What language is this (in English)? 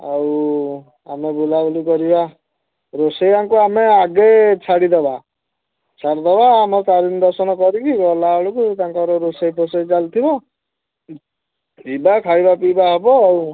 Odia